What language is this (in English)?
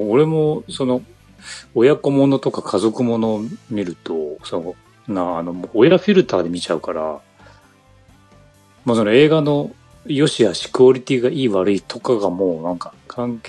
Japanese